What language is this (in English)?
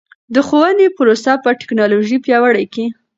Pashto